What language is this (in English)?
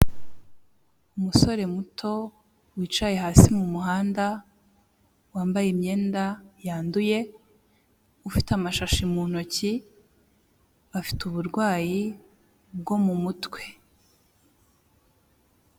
Kinyarwanda